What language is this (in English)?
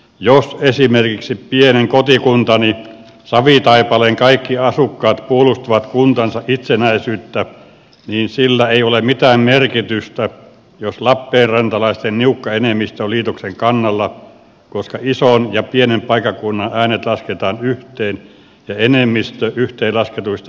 Finnish